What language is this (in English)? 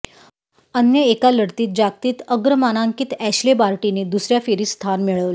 Marathi